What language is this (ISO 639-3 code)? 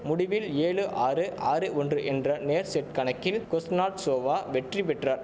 tam